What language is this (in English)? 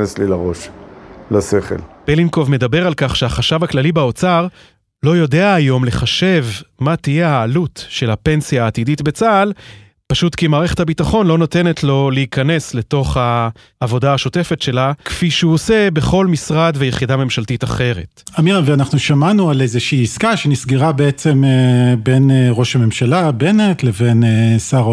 Hebrew